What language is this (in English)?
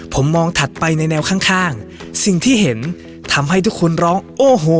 Thai